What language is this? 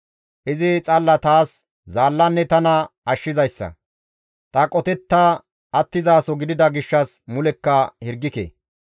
Gamo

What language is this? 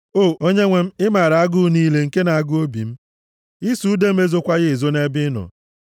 Igbo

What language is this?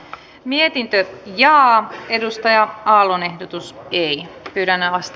Finnish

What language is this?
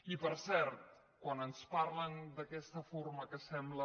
Catalan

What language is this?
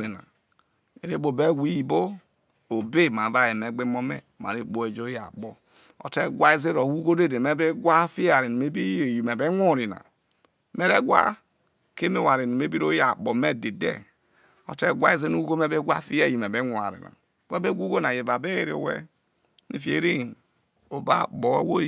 Isoko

